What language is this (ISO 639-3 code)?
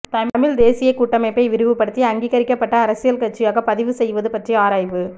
tam